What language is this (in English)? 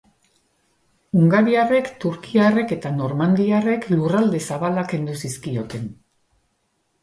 Basque